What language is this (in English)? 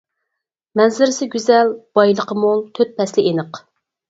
Uyghur